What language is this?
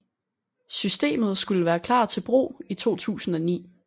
Danish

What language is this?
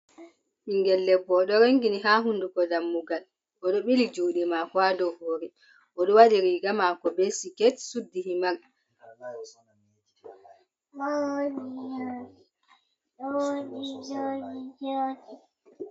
Fula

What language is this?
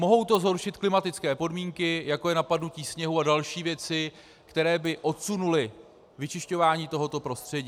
Czech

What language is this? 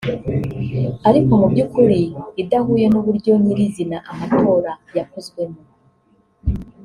Kinyarwanda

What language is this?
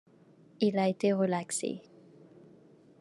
French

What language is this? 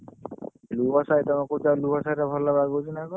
Odia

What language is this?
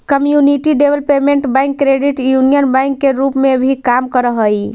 Magahi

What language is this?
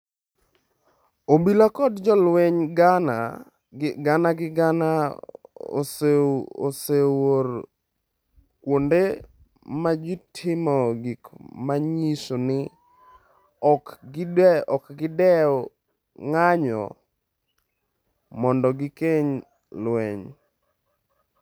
Luo (Kenya and Tanzania)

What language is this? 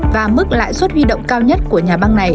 Vietnamese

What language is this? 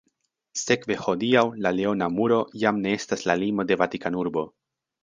Esperanto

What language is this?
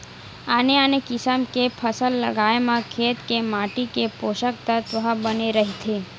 Chhattisgarhi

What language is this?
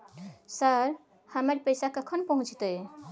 Maithili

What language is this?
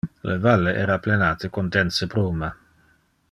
Interlingua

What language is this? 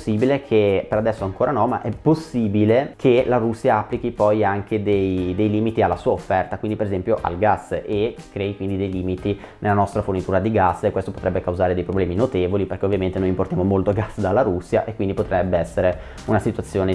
Italian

